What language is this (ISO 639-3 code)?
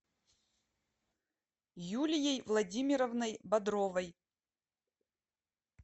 rus